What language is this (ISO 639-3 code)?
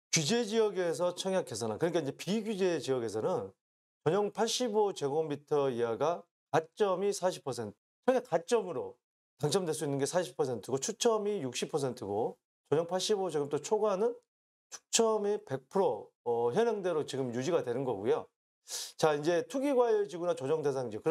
kor